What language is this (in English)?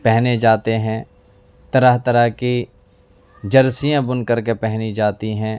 Urdu